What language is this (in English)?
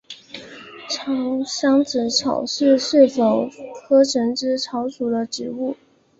Chinese